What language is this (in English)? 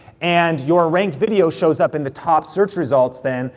English